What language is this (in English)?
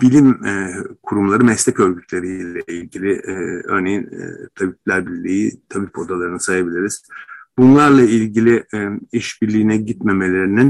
Turkish